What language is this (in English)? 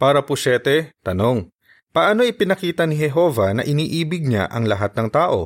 Filipino